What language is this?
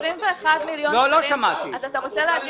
Hebrew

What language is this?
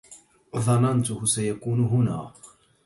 Arabic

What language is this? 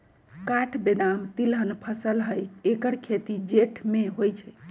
Magahi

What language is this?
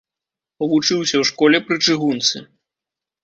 Belarusian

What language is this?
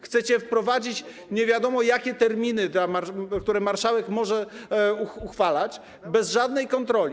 Polish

